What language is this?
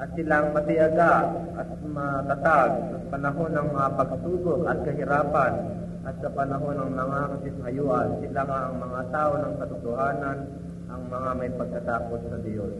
Filipino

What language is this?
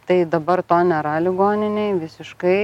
Lithuanian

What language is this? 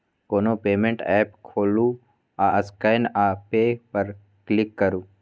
Maithili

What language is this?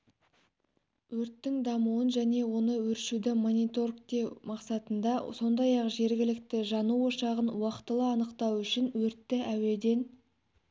Kazakh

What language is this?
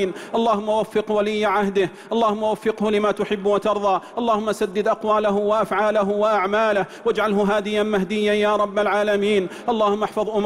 Arabic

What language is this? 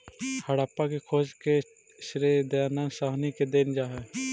Magahi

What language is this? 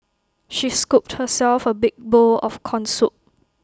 English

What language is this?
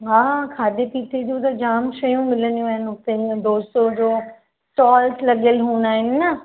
Sindhi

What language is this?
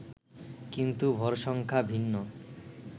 Bangla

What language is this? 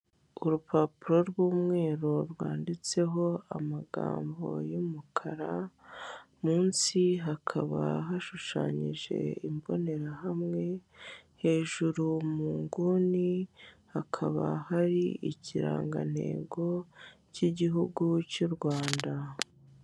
Kinyarwanda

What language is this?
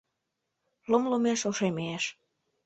Mari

